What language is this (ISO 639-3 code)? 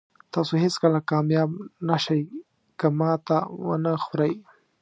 pus